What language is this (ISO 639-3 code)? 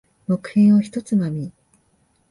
jpn